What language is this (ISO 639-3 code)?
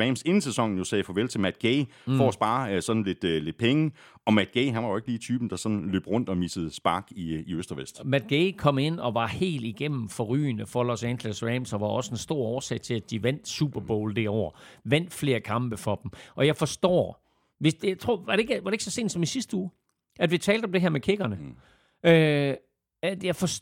dan